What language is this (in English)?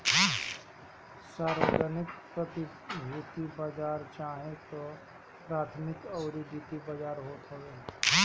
Bhojpuri